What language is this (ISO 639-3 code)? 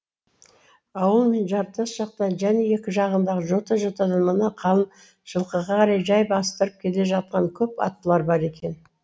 kaz